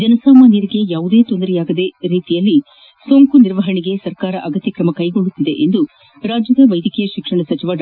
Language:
Kannada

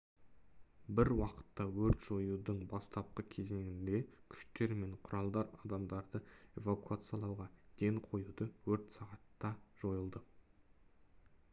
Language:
Kazakh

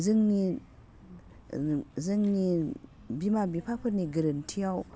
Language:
Bodo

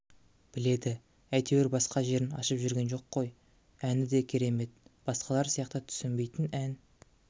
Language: Kazakh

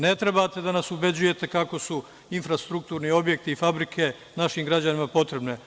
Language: Serbian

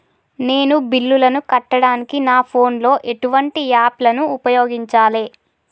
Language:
Telugu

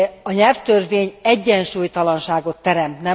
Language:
Hungarian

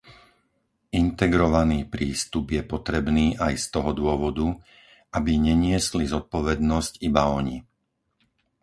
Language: Slovak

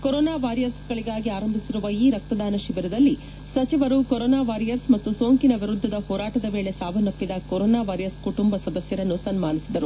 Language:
Kannada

